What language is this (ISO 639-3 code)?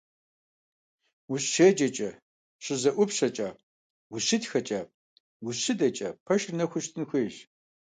kbd